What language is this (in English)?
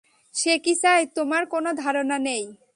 Bangla